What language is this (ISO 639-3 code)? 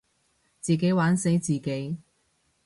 yue